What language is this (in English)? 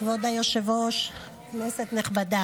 Hebrew